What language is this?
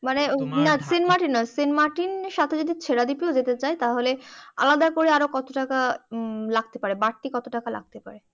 Bangla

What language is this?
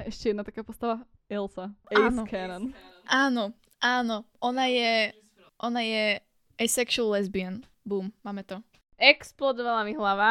Slovak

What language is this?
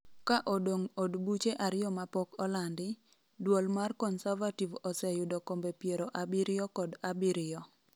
Luo (Kenya and Tanzania)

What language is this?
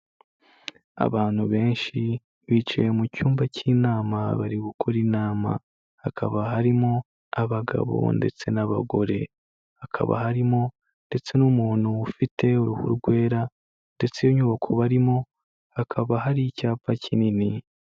Kinyarwanda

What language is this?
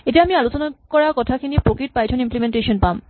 Assamese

